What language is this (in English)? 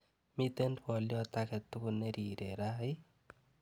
Kalenjin